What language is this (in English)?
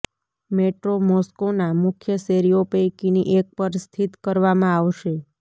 Gujarati